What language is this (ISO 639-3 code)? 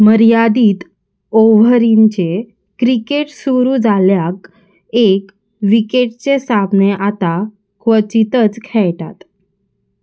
kok